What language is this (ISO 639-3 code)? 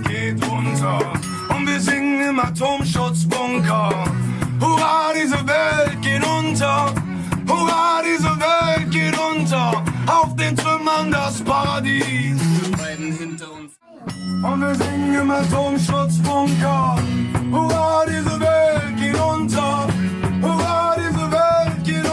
deu